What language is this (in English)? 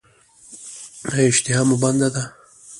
Pashto